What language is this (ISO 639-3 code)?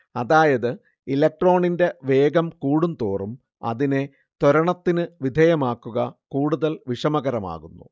mal